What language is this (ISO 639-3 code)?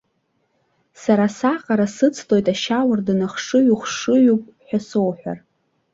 abk